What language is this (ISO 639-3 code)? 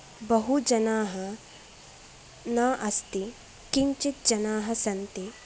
san